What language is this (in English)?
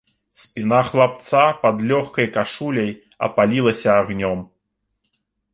Belarusian